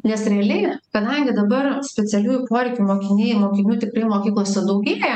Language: Lithuanian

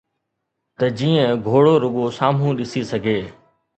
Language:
Sindhi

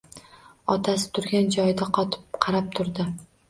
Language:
Uzbek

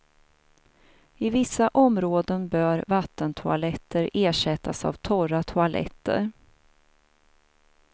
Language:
Swedish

